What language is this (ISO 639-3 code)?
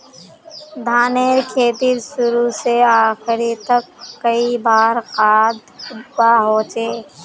mag